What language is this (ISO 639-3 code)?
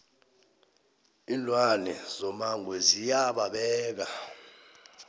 nbl